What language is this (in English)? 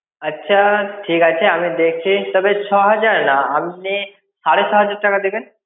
Bangla